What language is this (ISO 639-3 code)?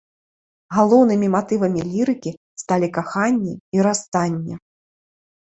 bel